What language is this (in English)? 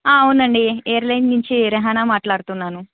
Telugu